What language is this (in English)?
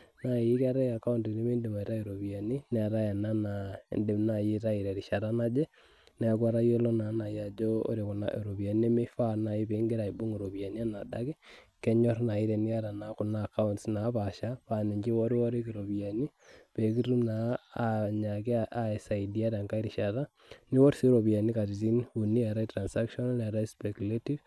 Masai